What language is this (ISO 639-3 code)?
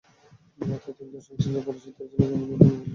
ben